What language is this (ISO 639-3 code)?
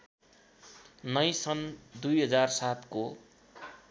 nep